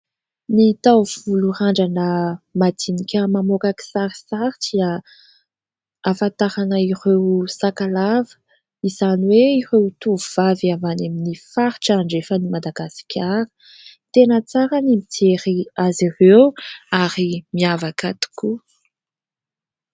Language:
Malagasy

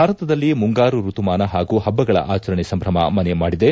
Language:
Kannada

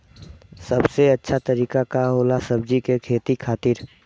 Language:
Bhojpuri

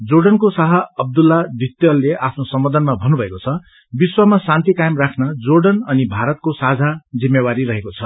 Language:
Nepali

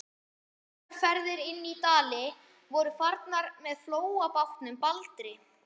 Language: Icelandic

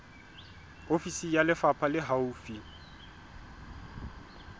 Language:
Southern Sotho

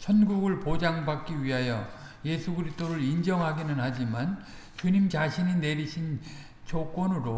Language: Korean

